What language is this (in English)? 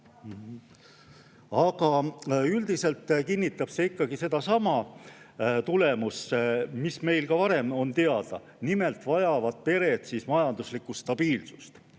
Estonian